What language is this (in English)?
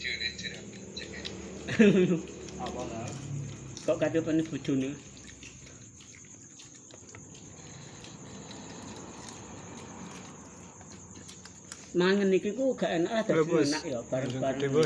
Javanese